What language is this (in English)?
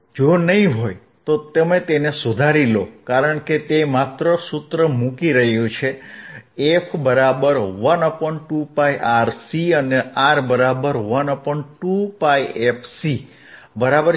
Gujarati